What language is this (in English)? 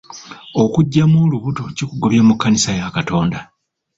Ganda